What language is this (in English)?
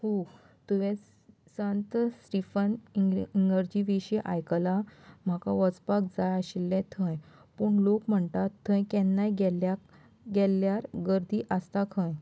Konkani